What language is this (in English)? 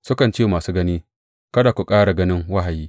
Hausa